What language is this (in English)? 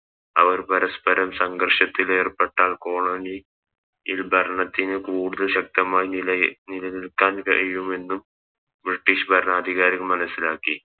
Malayalam